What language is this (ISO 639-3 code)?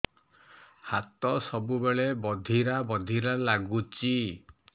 ori